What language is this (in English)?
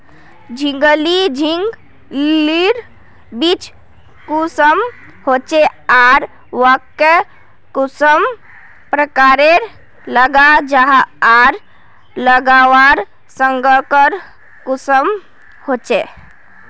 Magahi